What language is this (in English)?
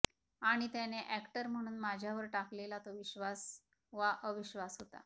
Marathi